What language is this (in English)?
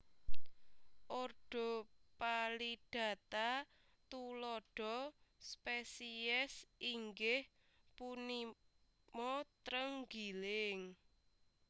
Javanese